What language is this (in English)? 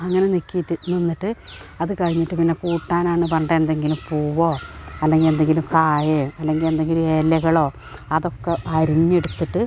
Malayalam